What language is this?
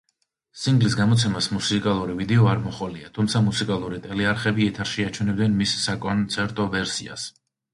Georgian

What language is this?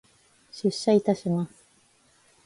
Japanese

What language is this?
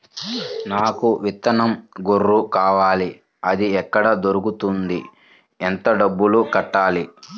Telugu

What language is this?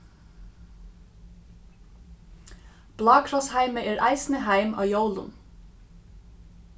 Faroese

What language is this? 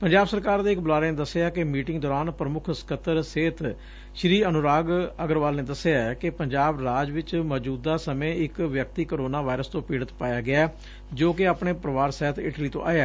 Punjabi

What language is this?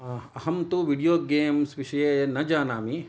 Sanskrit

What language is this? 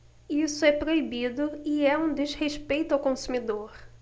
Portuguese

